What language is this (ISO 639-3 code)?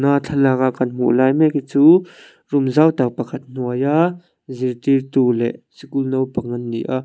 lus